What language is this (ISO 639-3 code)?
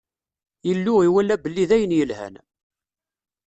kab